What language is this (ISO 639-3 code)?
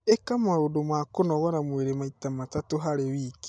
kik